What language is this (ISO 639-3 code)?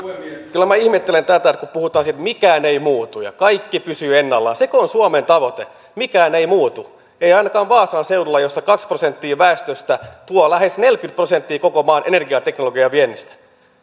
fin